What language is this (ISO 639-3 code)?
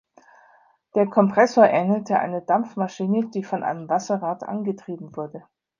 deu